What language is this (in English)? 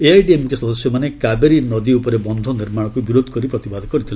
Odia